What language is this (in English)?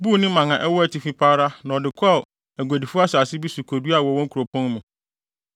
Akan